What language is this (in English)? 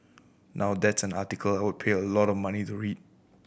English